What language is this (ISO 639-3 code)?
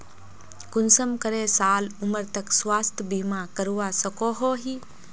mag